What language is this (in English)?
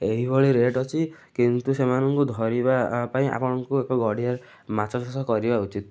Odia